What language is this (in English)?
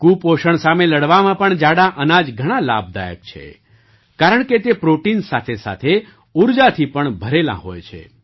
Gujarati